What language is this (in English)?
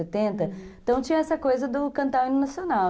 Portuguese